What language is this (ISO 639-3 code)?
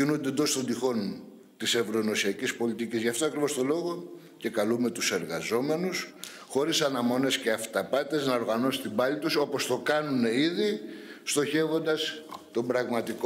ell